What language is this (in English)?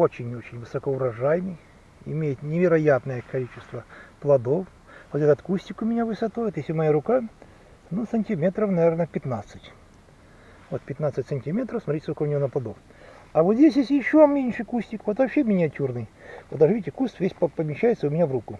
Russian